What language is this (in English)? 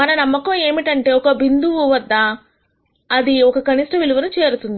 Telugu